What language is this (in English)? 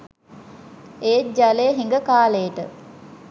Sinhala